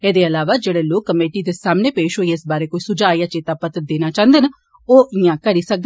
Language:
Dogri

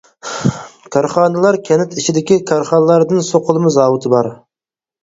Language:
Uyghur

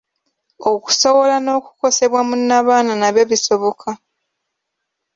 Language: Ganda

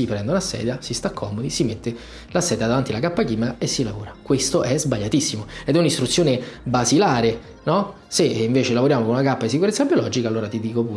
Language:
Italian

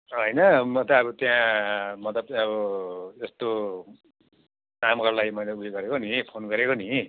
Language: Nepali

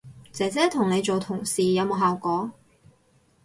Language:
Cantonese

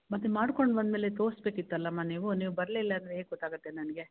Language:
Kannada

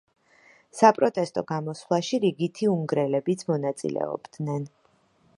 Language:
Georgian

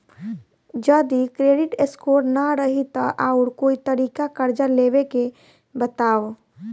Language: Bhojpuri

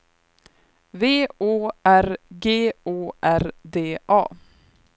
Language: Swedish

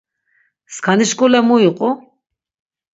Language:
Laz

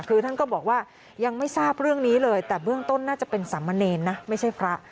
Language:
Thai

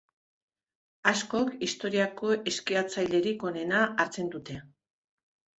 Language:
Basque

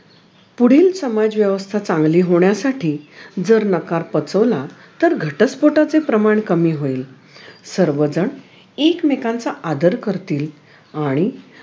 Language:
Marathi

